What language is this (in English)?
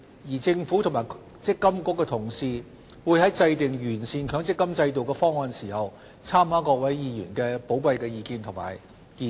Cantonese